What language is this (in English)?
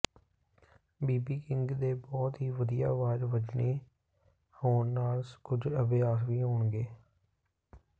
Punjabi